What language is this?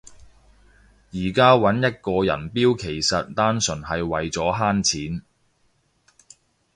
Cantonese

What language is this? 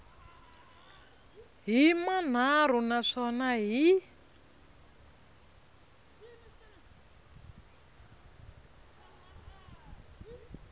Tsonga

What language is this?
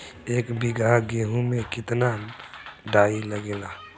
Bhojpuri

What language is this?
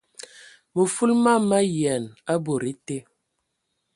Ewondo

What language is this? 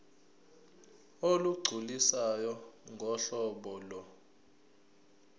Zulu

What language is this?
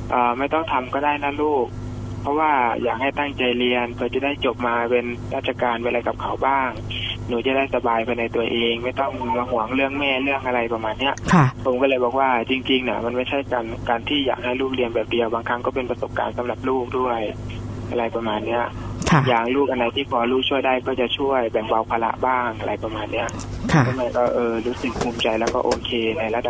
Thai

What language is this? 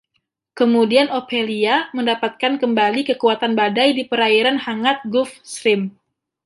Indonesian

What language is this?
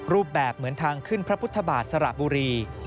Thai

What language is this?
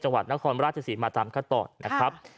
Thai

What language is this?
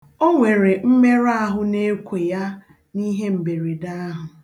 Igbo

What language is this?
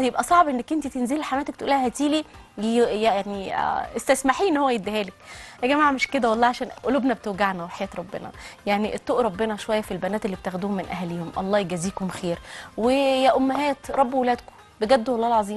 Arabic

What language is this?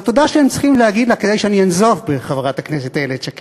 Hebrew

